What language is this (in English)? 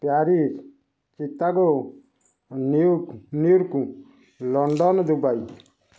Odia